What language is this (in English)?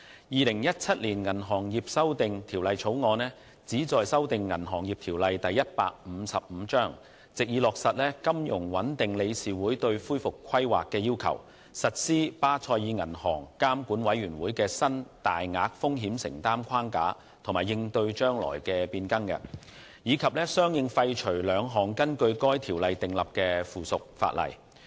Cantonese